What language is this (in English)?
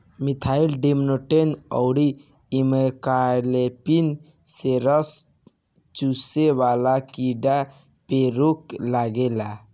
Bhojpuri